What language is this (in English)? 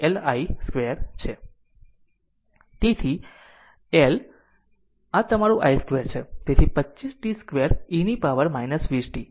Gujarati